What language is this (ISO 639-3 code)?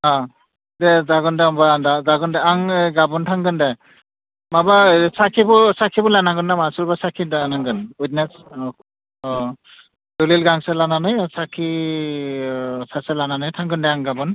brx